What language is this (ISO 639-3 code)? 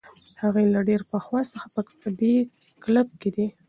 pus